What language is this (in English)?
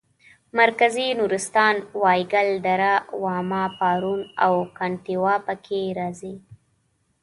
Pashto